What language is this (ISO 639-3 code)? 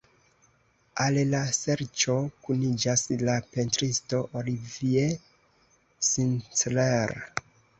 epo